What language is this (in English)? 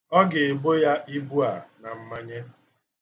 Igbo